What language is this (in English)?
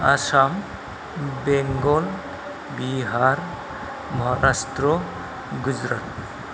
Bodo